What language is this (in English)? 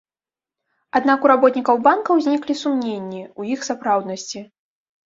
Belarusian